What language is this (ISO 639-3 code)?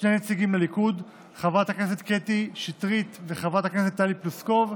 heb